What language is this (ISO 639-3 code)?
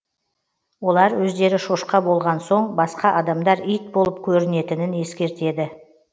kaz